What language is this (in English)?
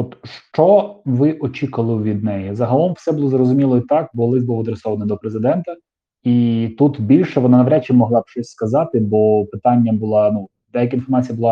Ukrainian